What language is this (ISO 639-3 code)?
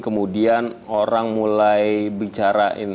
ind